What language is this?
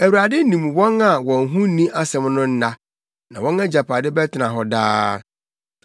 Akan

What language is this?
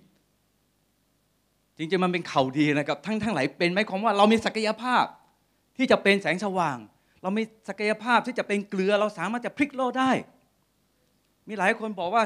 Thai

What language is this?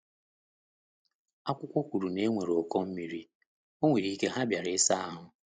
Igbo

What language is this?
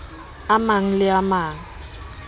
Southern Sotho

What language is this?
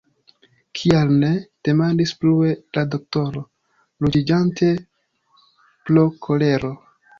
Esperanto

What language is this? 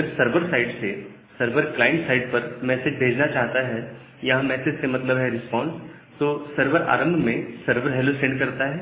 Hindi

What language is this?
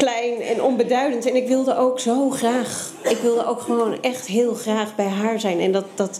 Dutch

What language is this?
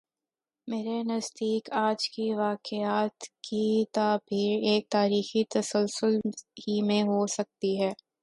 Urdu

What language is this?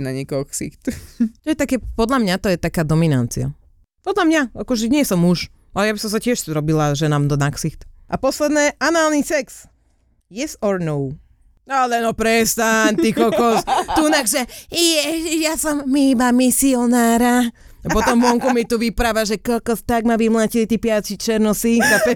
Slovak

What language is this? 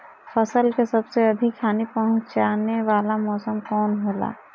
Bhojpuri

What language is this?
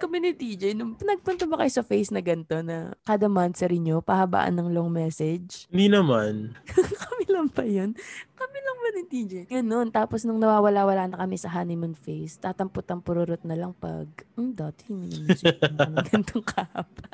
Filipino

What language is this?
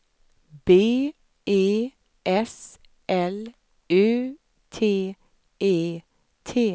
Swedish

